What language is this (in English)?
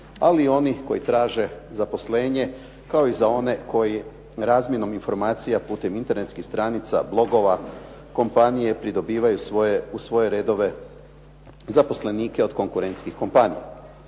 Croatian